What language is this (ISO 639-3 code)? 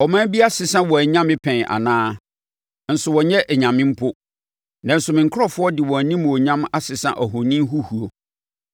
aka